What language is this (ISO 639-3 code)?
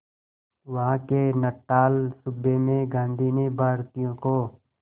hin